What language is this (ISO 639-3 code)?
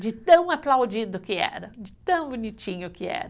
por